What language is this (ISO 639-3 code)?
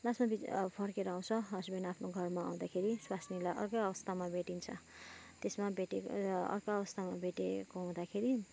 nep